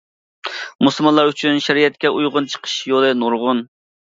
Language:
Uyghur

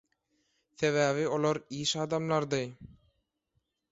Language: Turkmen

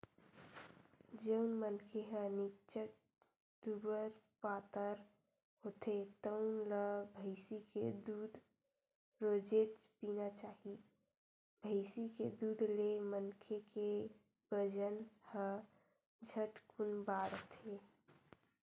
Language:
Chhattisgarhi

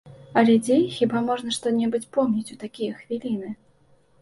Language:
Belarusian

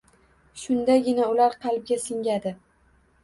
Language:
Uzbek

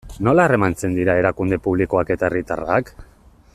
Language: Basque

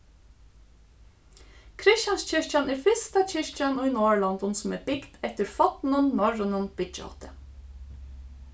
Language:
Faroese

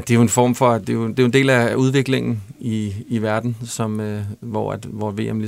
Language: Danish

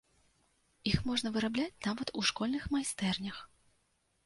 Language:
Belarusian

